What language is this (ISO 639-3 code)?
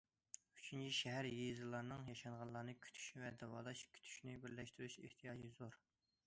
uig